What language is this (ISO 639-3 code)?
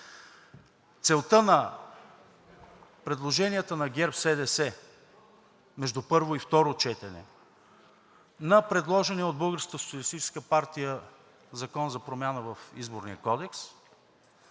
bul